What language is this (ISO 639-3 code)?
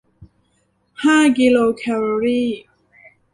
tha